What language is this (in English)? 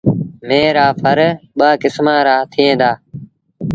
Sindhi Bhil